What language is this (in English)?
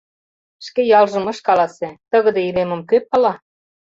Mari